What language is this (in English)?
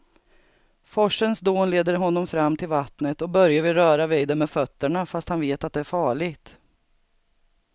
Swedish